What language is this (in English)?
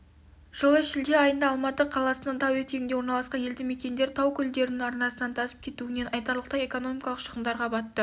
Kazakh